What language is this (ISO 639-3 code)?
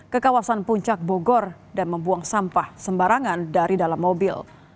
ind